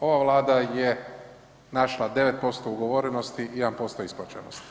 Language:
Croatian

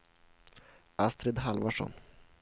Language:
Swedish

